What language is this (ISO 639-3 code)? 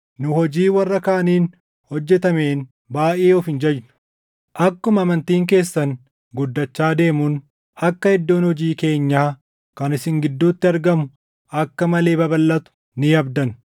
orm